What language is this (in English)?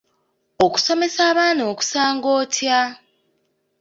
Ganda